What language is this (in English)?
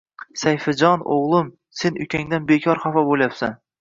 Uzbek